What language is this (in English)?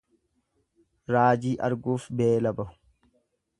Oromo